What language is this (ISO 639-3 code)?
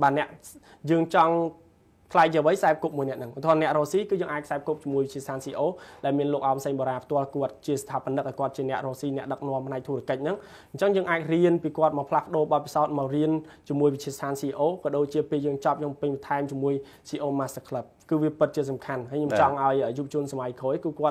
vie